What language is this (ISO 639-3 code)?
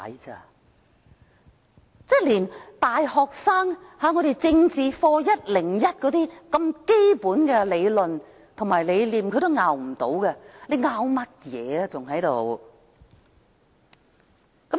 yue